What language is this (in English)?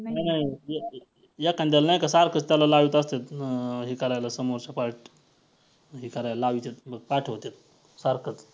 Marathi